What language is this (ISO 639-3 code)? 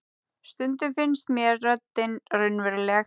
isl